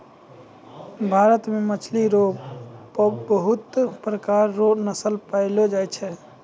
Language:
Maithili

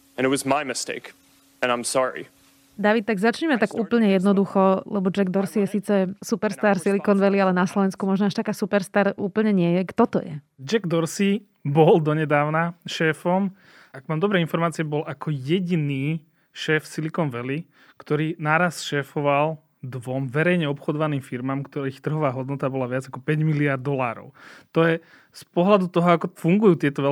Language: Slovak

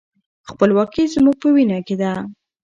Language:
Pashto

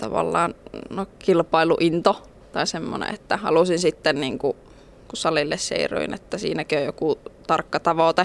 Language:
Finnish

